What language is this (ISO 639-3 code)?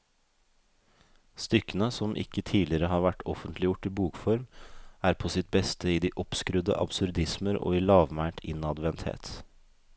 nor